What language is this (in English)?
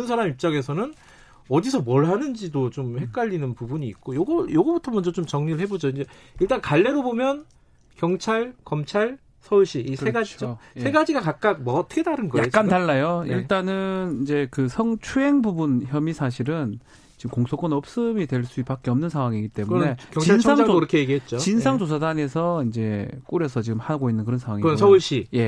Korean